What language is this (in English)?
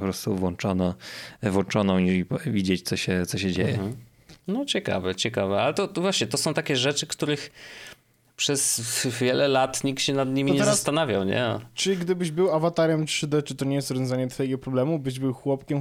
Polish